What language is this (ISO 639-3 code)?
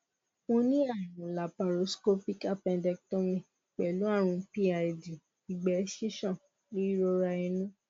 yor